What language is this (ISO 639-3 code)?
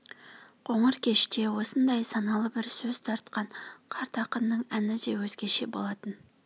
kaz